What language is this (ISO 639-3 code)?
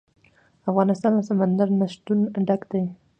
pus